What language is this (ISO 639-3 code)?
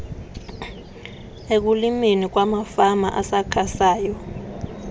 xho